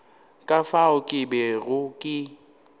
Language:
Northern Sotho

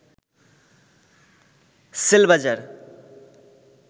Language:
Bangla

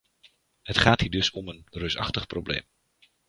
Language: Dutch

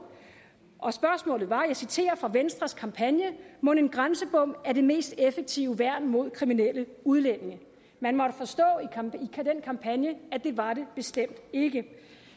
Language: Danish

